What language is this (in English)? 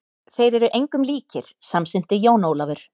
Icelandic